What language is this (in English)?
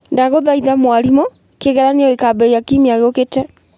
Kikuyu